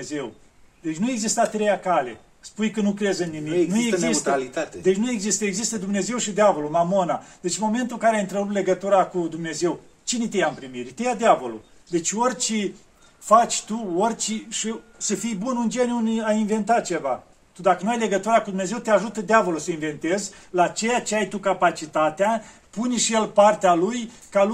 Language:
Romanian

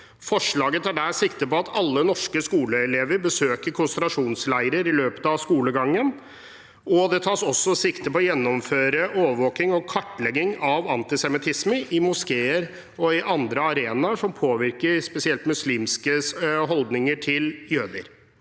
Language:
Norwegian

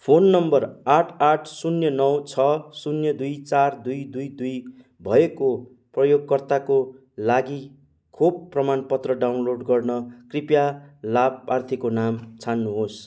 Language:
Nepali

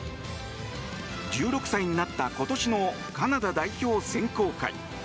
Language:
Japanese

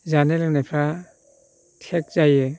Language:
Bodo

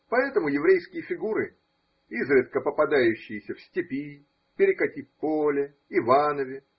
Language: Russian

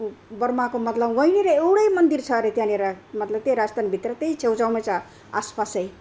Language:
Nepali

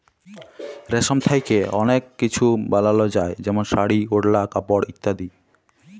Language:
Bangla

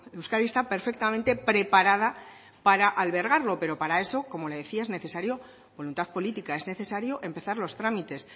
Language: Spanish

